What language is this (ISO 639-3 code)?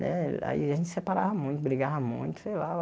por